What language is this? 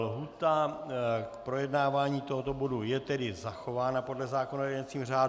Czech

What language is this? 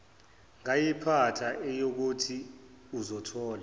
Zulu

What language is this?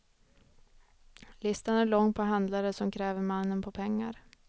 Swedish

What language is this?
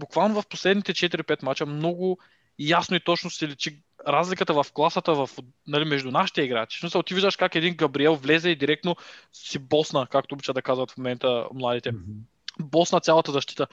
Bulgarian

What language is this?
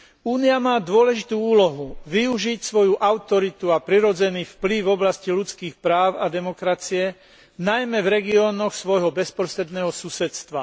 Slovak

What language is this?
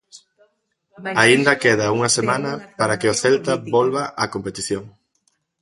Galician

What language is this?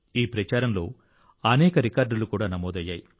Telugu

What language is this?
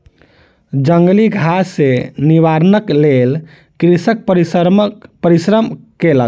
Maithili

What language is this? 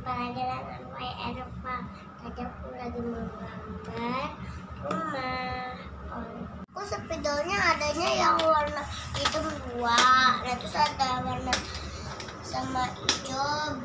Indonesian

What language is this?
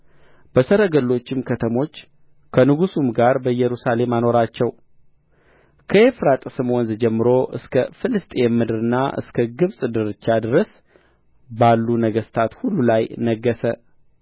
Amharic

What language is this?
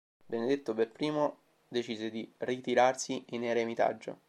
Italian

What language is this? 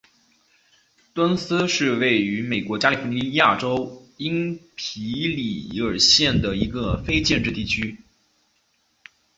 Chinese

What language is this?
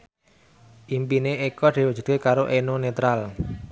Javanese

